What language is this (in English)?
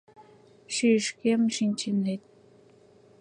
Mari